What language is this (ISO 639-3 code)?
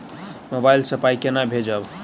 mai